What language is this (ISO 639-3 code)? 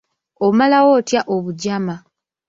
lug